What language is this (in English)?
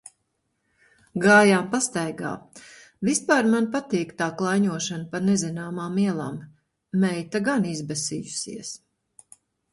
Latvian